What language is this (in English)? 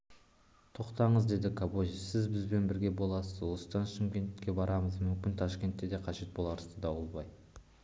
Kazakh